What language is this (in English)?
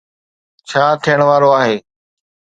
Sindhi